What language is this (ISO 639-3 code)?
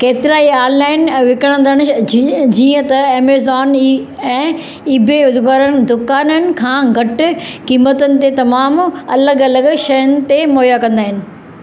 snd